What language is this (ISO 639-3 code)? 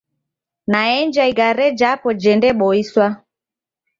dav